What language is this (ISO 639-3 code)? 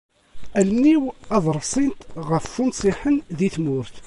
kab